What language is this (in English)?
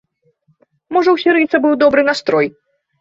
Belarusian